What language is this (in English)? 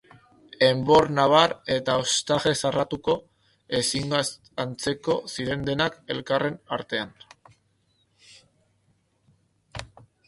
Basque